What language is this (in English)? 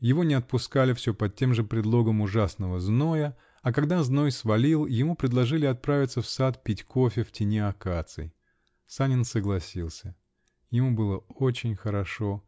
Russian